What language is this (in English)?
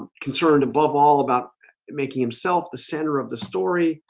English